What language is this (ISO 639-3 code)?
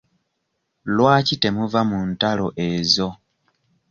lug